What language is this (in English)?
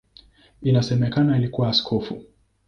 Swahili